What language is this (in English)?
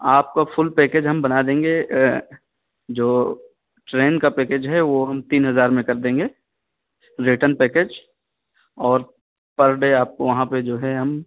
Urdu